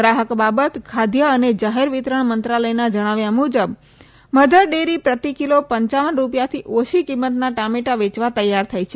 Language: Gujarati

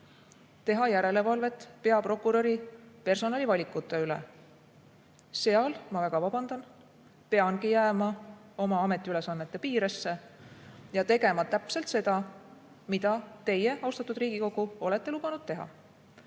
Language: Estonian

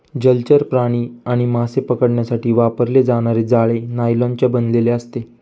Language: Marathi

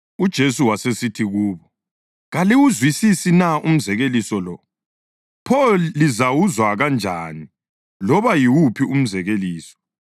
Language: North Ndebele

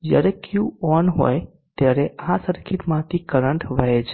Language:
Gujarati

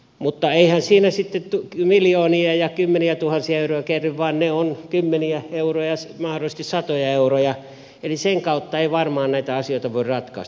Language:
Finnish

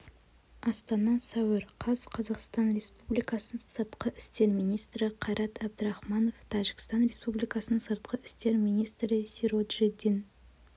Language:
Kazakh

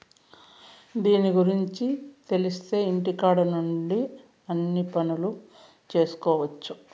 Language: Telugu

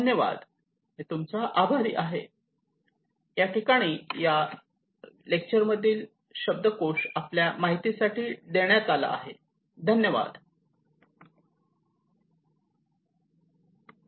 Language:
Marathi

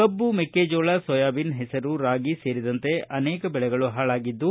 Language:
Kannada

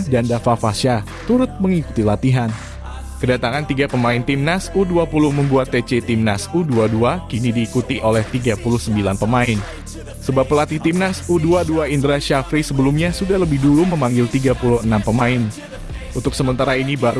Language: Indonesian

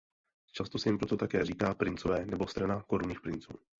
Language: Czech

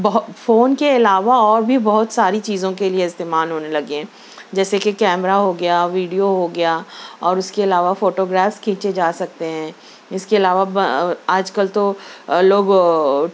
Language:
Urdu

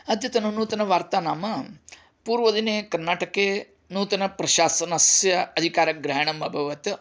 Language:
Sanskrit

